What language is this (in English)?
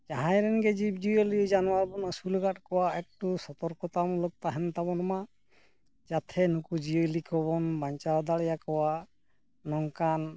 Santali